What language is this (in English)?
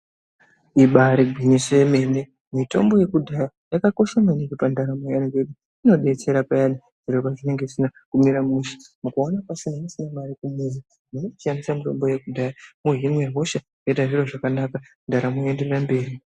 Ndau